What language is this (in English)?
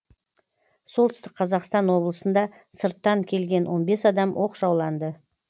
Kazakh